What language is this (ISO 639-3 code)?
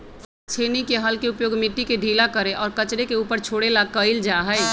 mag